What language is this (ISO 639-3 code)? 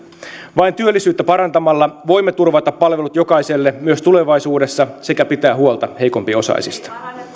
fin